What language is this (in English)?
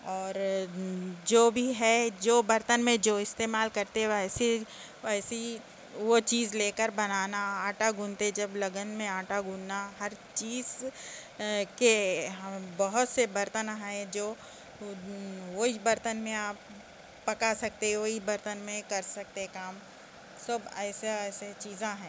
Urdu